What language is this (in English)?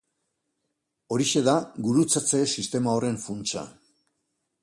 Basque